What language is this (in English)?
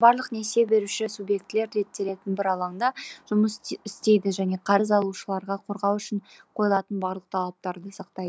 Kazakh